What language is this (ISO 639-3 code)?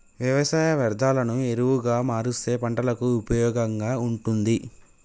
tel